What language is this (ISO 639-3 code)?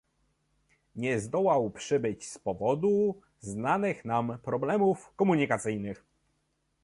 pol